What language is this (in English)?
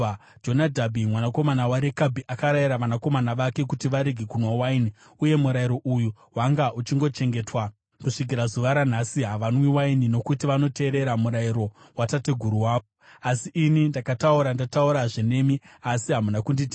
Shona